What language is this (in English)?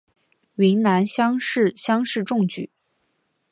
Chinese